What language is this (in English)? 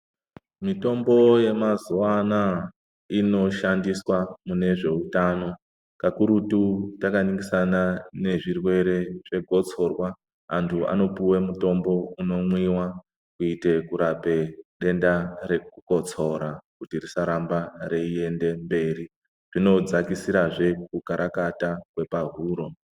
Ndau